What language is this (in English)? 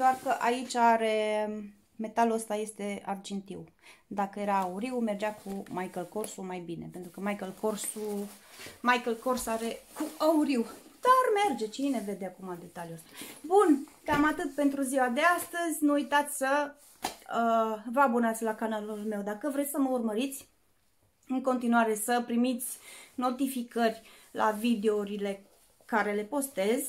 Romanian